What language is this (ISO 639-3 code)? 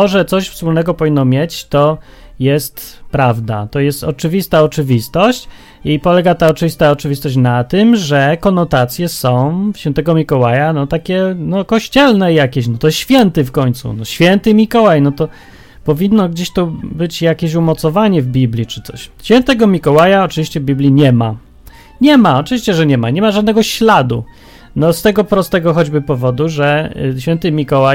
pol